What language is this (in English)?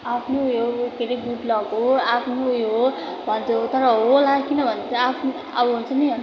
Nepali